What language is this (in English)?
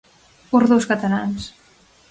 Galician